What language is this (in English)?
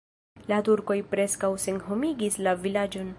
Esperanto